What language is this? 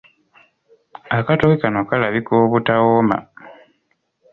Ganda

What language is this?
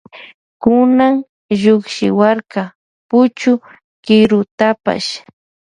Loja Highland Quichua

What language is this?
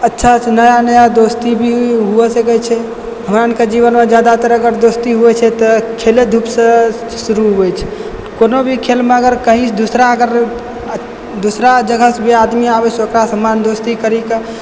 Maithili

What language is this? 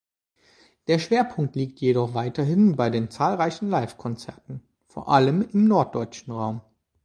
German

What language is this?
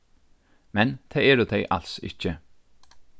Faroese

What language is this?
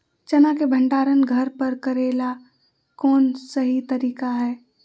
Magahi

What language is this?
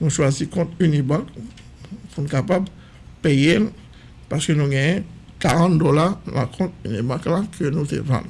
French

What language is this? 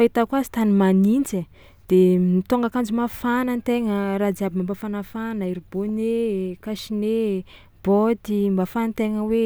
Tsimihety Malagasy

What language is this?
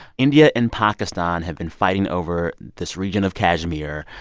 English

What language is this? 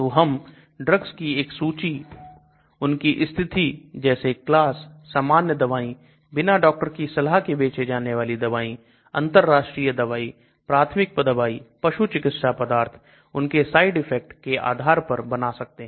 Hindi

